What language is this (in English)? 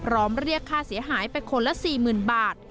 Thai